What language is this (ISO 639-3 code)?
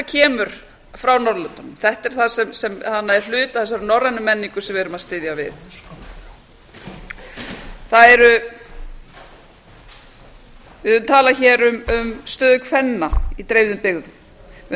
isl